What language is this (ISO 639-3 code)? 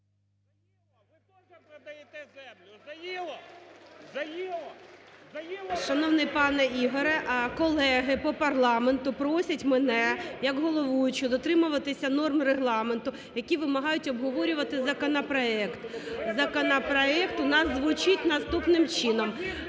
ukr